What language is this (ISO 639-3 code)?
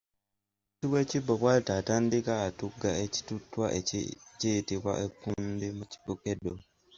lug